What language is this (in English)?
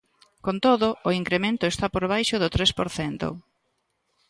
Galician